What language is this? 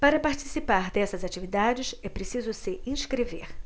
Portuguese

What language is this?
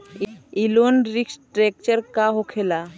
Bhojpuri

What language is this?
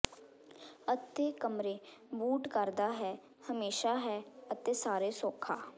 Punjabi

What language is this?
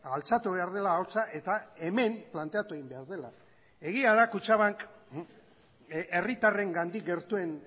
Basque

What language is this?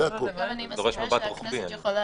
Hebrew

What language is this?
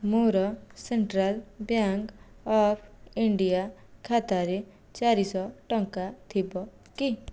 Odia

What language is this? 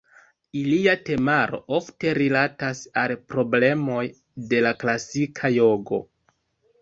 Esperanto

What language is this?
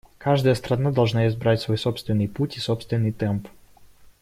Russian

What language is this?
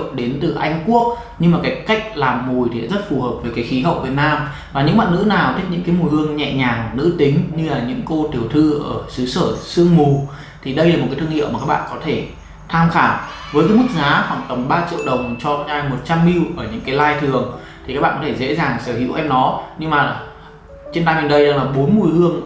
Vietnamese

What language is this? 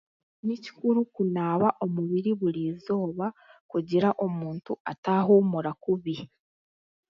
Chiga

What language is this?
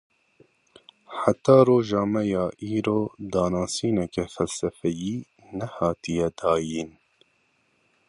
Kurdish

